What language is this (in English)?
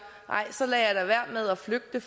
Danish